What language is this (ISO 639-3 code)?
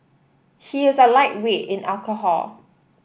eng